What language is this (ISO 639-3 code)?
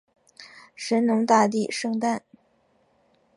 zho